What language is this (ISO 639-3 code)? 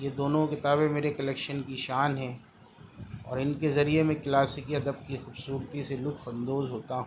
urd